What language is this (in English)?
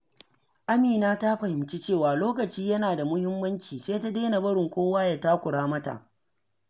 Hausa